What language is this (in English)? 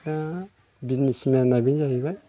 Bodo